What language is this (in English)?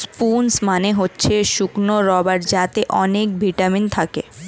Bangla